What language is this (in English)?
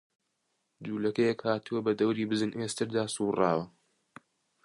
Central Kurdish